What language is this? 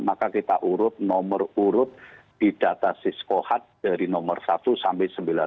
Indonesian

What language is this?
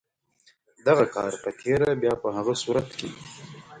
Pashto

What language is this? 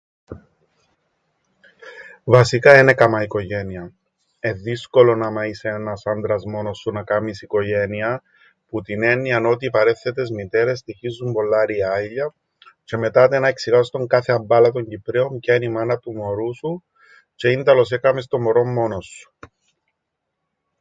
Greek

